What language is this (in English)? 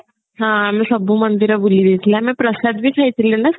Odia